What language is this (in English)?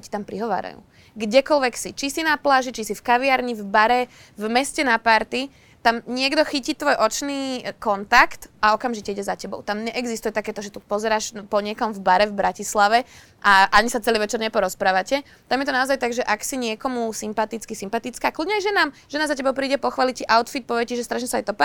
Slovak